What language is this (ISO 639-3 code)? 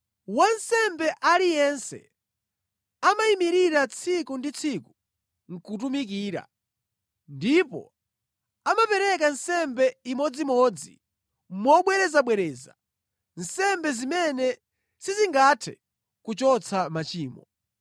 nya